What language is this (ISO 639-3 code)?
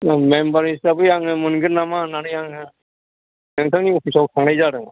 brx